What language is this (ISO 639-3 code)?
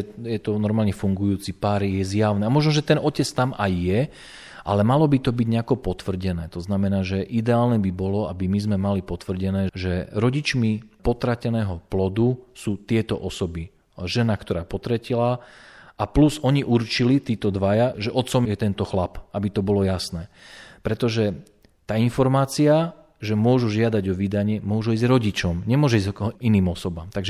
slk